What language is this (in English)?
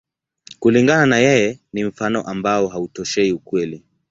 Swahili